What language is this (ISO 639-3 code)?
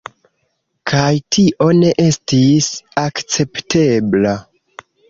epo